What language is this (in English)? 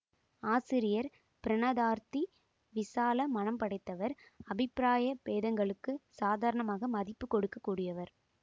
Tamil